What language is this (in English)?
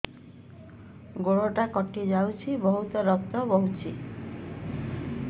Odia